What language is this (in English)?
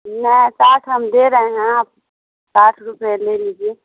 Urdu